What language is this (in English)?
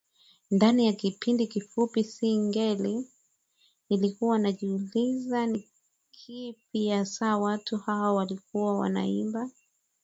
Swahili